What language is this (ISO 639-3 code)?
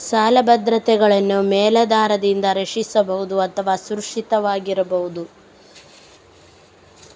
kan